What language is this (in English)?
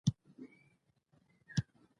Pashto